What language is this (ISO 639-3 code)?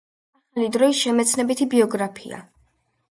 kat